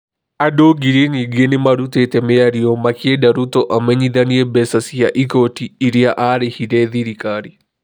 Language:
Kikuyu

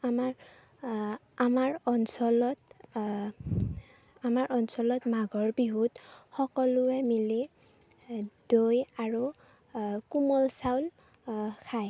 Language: Assamese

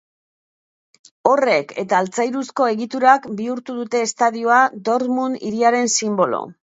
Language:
Basque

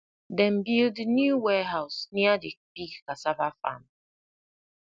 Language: Nigerian Pidgin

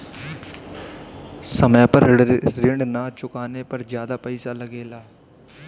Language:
Bhojpuri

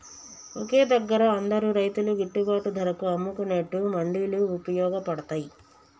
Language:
Telugu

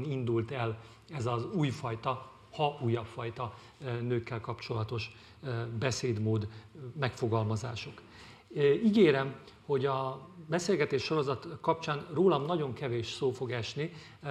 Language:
Hungarian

